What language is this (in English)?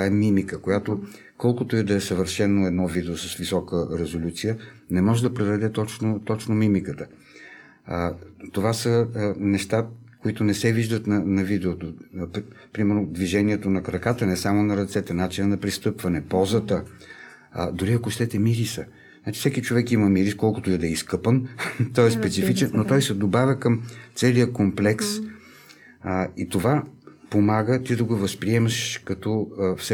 Bulgarian